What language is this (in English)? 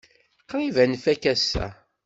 Kabyle